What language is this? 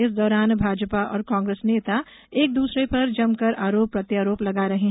Hindi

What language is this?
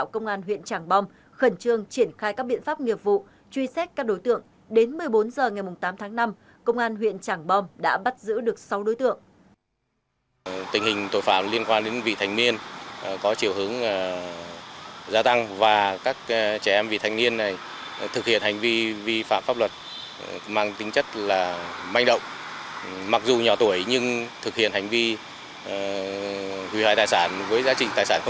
Vietnamese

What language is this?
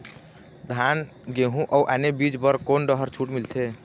Chhattisgarhi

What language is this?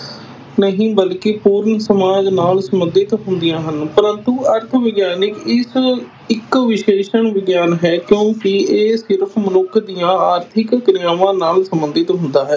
Punjabi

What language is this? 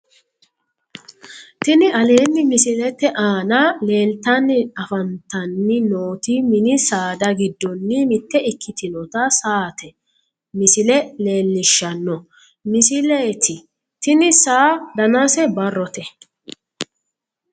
Sidamo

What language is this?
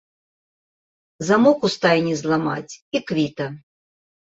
Belarusian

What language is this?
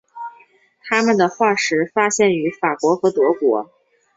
Chinese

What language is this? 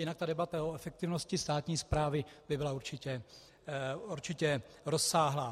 Czech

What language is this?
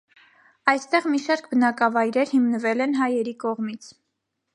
Armenian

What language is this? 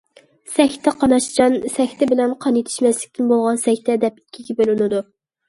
Uyghur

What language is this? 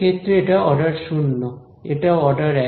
Bangla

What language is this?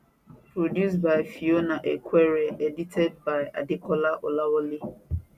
Nigerian Pidgin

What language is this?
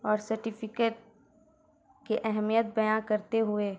Urdu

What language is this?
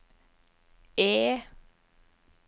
Norwegian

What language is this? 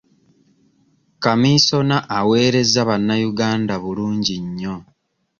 Ganda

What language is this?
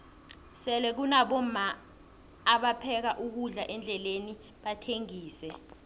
South Ndebele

